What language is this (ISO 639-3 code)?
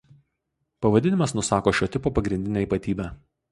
lit